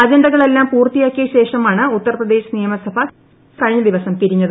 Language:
Malayalam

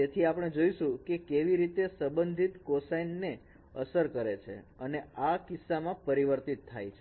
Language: Gujarati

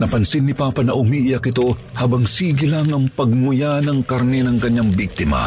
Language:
Filipino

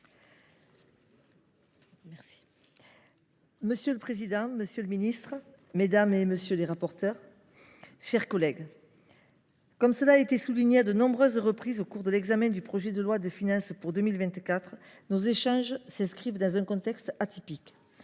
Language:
French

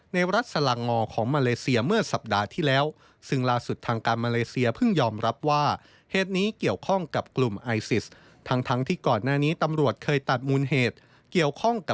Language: Thai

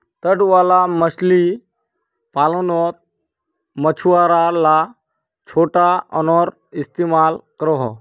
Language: Magahi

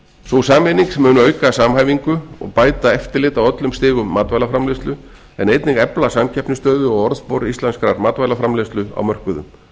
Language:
Icelandic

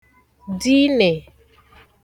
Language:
Igbo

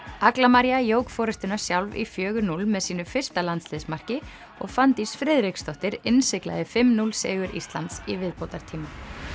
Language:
Icelandic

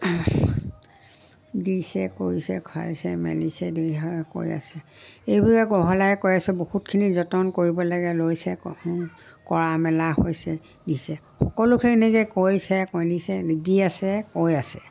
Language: Assamese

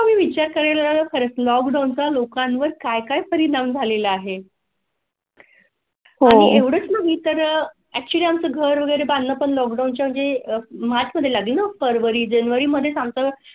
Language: Marathi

